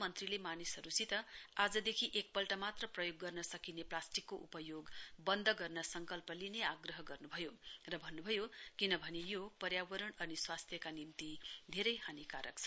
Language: Nepali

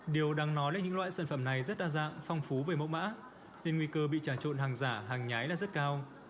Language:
Vietnamese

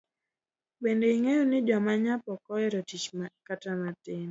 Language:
Luo (Kenya and Tanzania)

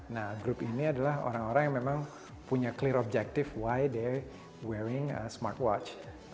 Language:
Indonesian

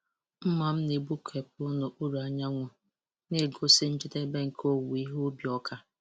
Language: Igbo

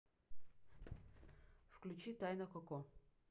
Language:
Russian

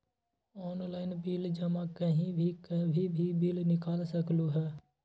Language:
Magahi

